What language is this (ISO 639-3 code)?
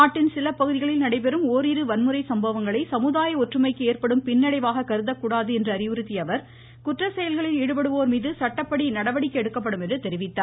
tam